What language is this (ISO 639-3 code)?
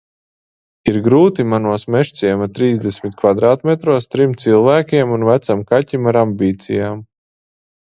lav